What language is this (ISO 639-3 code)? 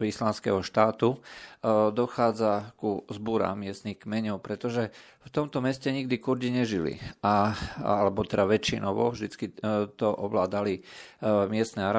slk